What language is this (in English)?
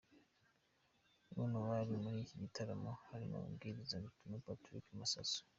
Kinyarwanda